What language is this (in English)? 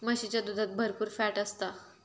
Marathi